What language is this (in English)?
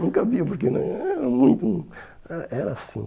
Portuguese